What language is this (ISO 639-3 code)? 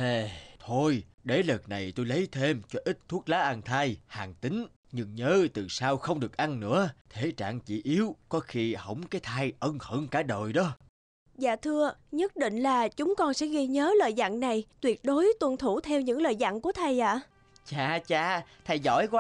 vie